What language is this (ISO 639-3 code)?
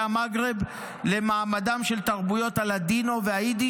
heb